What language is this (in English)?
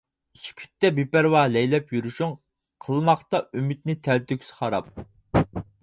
Uyghur